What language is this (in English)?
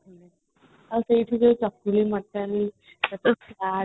Odia